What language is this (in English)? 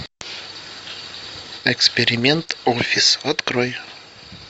Russian